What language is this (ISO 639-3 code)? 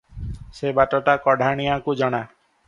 ori